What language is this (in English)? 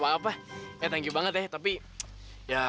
Indonesian